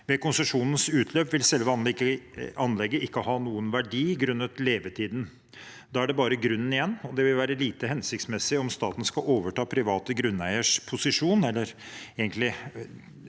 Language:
Norwegian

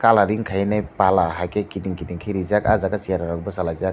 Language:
Kok Borok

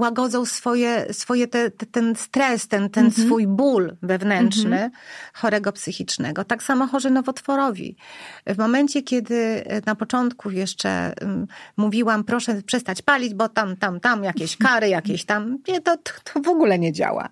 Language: Polish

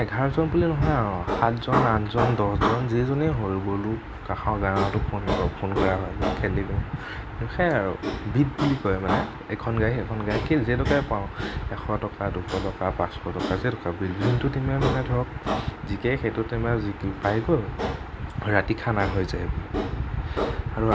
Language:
Assamese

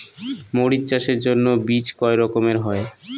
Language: Bangla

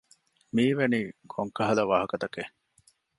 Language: Divehi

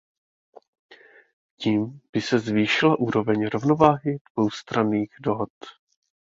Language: Czech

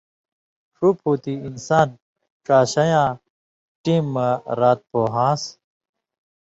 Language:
Indus Kohistani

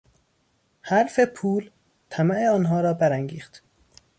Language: Persian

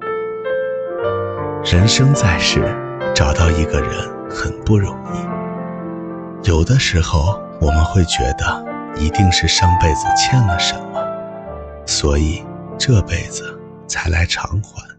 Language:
Chinese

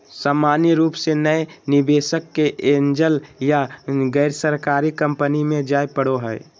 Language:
Magahi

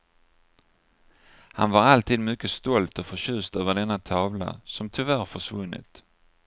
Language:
Swedish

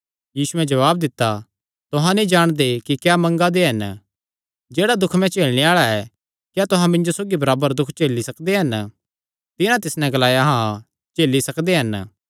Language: Kangri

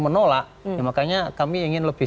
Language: Indonesian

